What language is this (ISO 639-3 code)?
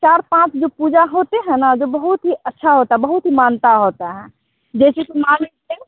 hin